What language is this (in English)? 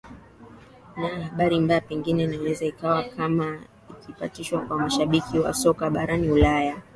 Swahili